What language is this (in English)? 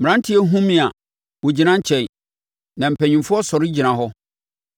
Akan